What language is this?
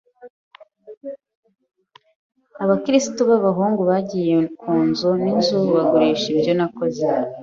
Kinyarwanda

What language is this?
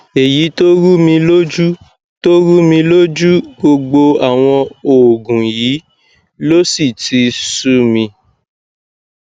Yoruba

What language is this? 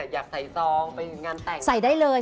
Thai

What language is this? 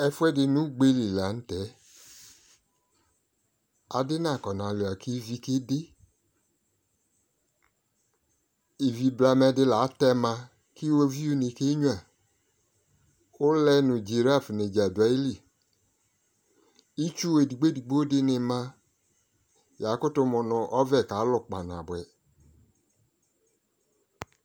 Ikposo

